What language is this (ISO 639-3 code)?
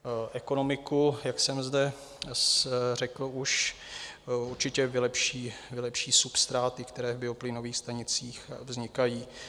ces